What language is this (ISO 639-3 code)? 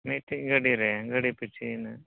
sat